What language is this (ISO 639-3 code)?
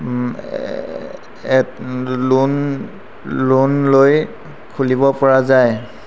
asm